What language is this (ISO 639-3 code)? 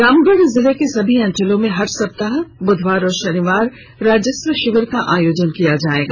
hin